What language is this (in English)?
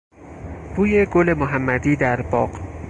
Persian